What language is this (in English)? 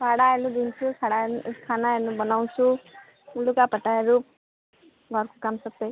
Nepali